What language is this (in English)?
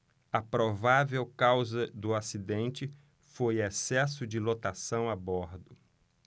Portuguese